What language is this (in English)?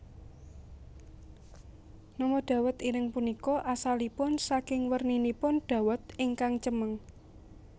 Javanese